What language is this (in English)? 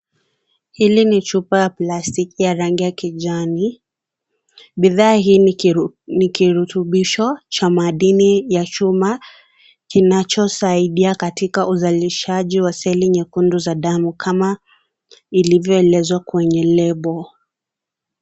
Swahili